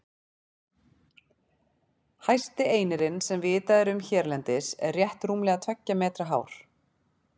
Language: Icelandic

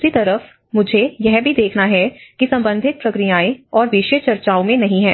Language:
Hindi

